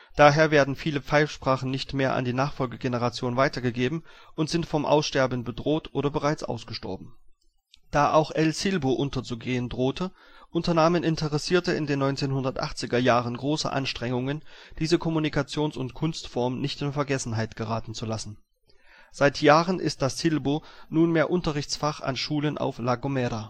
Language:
German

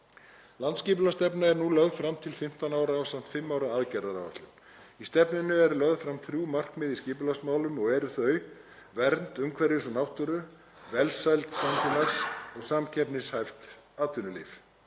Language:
Icelandic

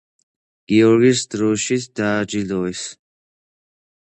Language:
Georgian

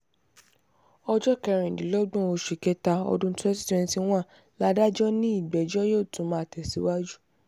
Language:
Yoruba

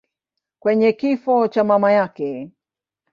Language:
Swahili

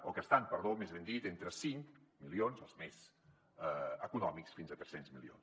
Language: Catalan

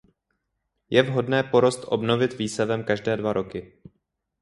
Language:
Czech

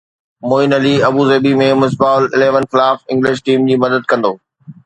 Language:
Sindhi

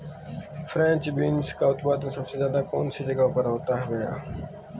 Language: Hindi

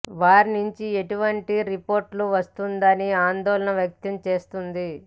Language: Telugu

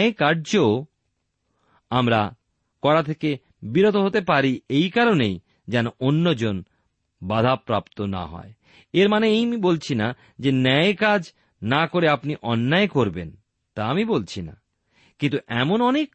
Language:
Bangla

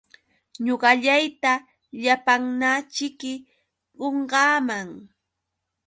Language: Yauyos Quechua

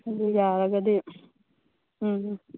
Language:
Manipuri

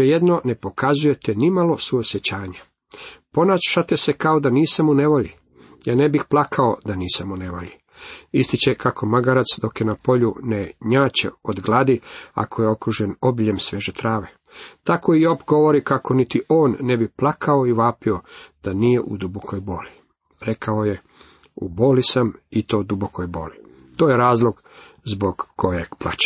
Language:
Croatian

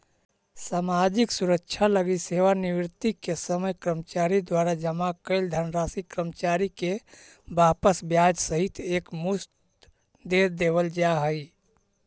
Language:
Magahi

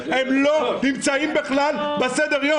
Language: Hebrew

